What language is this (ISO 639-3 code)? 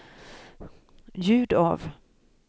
swe